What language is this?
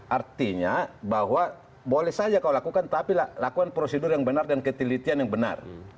Indonesian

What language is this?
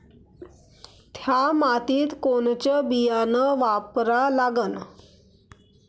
Marathi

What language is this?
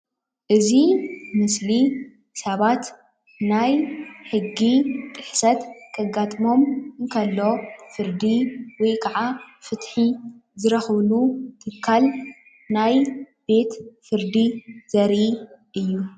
Tigrinya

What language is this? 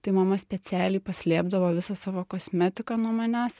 Lithuanian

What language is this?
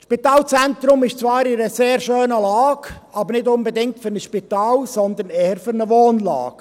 Swiss German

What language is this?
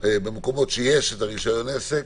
Hebrew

